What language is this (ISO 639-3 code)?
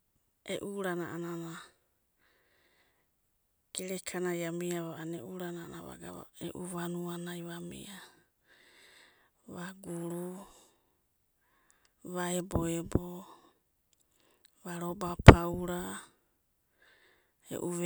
kbt